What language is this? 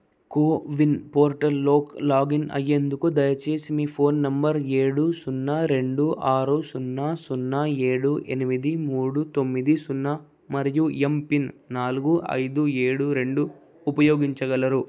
Telugu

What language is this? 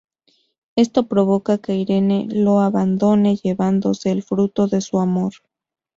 Spanish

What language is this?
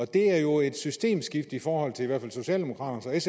Danish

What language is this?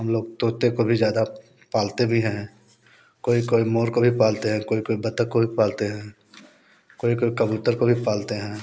Hindi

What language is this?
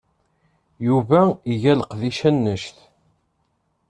Kabyle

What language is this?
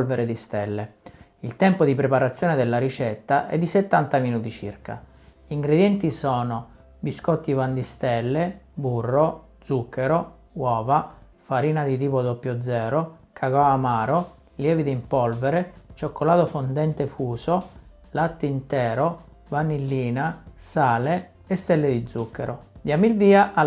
Italian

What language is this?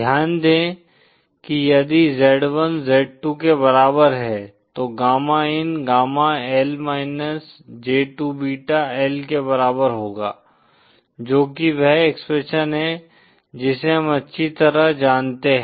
Hindi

